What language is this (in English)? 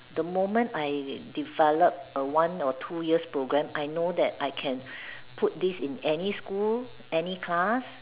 English